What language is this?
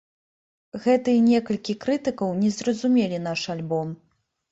Belarusian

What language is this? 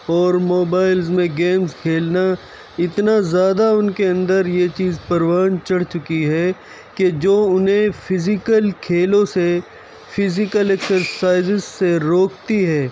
Urdu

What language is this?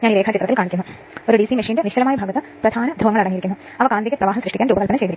Malayalam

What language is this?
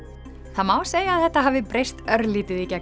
Icelandic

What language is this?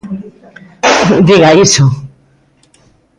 Galician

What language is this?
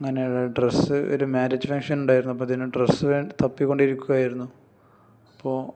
Malayalam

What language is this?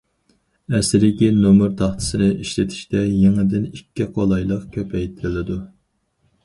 Uyghur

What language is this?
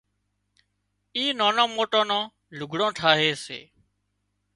Wadiyara Koli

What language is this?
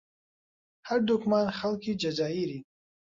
Central Kurdish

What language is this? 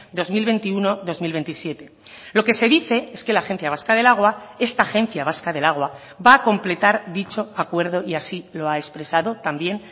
Spanish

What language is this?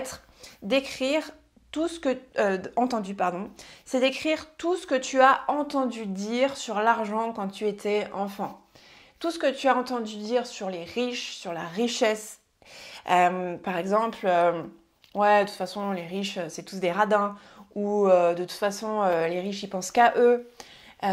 French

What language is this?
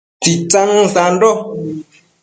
Matsés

